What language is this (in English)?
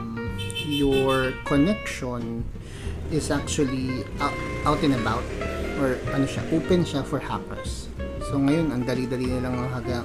Filipino